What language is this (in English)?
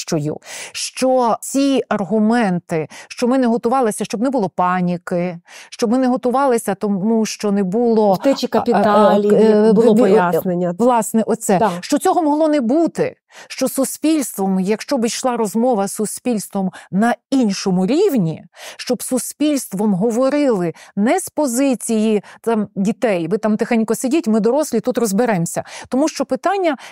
Ukrainian